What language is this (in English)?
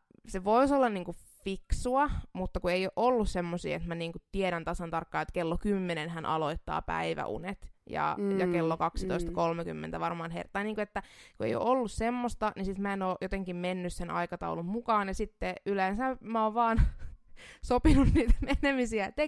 Finnish